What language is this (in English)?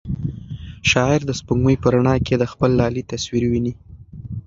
Pashto